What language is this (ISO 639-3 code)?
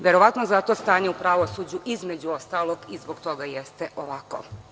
srp